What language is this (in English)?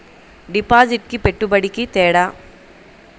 Telugu